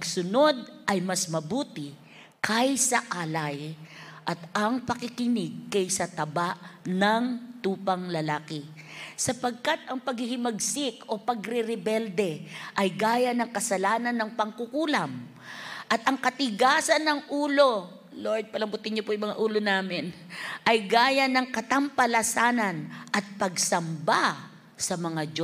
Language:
Filipino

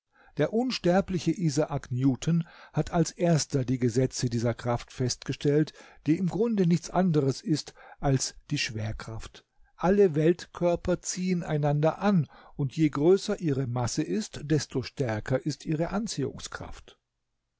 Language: German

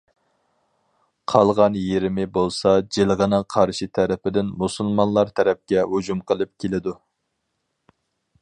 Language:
Uyghur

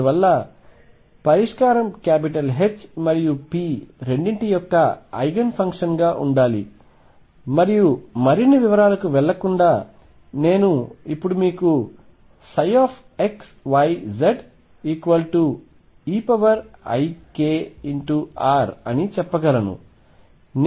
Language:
Telugu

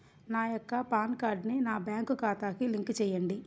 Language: Telugu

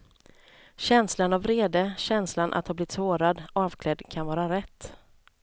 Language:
Swedish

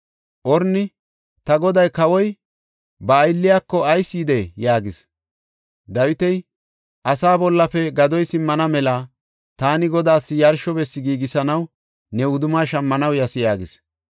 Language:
Gofa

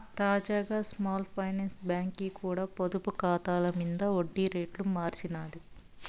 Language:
Telugu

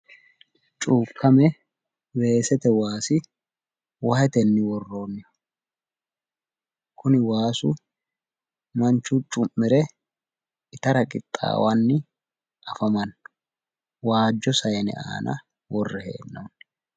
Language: Sidamo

